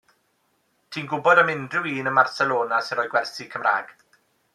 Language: Welsh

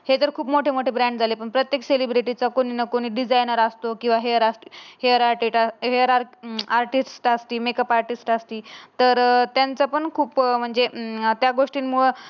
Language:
Marathi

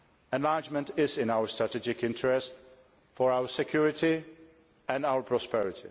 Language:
English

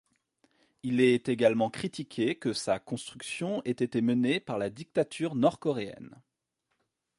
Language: French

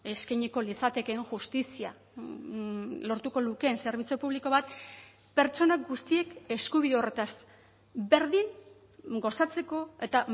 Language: Basque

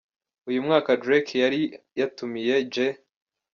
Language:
Kinyarwanda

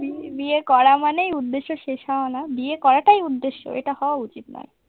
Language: Bangla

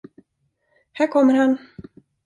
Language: Swedish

